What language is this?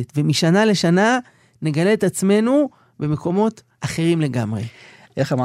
Hebrew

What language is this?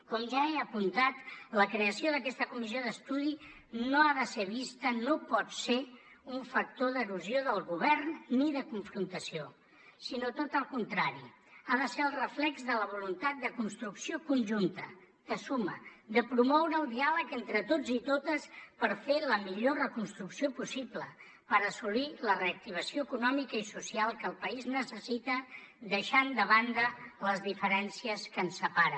Catalan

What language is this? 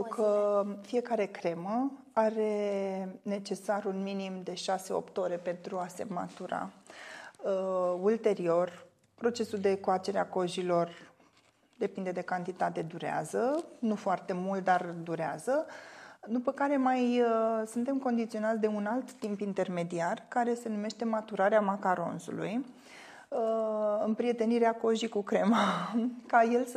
Romanian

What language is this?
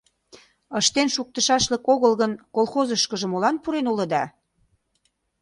Mari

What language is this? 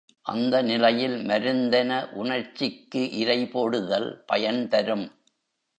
Tamil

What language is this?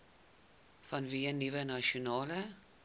Afrikaans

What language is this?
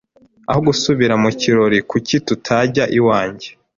Kinyarwanda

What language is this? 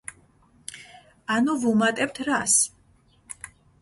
Georgian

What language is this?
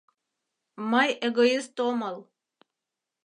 Mari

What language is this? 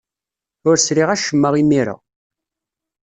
Kabyle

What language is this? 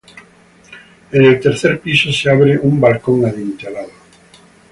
Spanish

